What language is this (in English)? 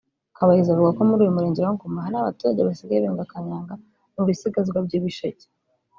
Kinyarwanda